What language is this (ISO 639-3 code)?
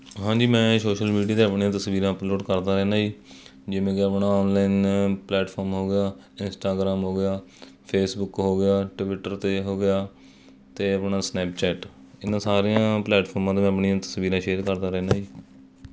pan